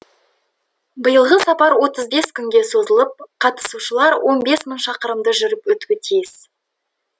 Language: Kazakh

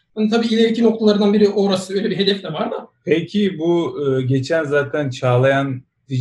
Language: Turkish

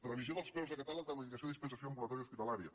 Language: Catalan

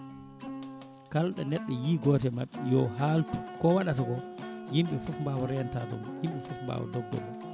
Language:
Fula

